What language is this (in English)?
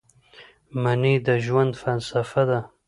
Pashto